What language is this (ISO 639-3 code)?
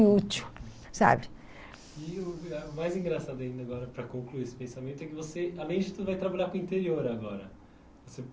por